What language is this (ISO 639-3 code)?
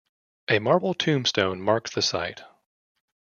eng